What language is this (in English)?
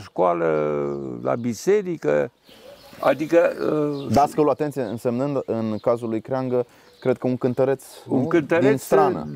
Romanian